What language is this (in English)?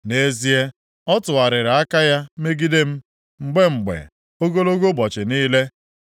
Igbo